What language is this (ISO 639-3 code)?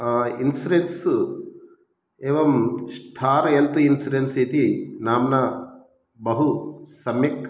san